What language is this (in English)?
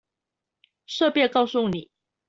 Chinese